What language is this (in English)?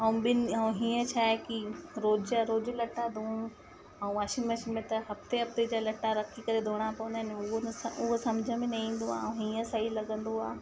Sindhi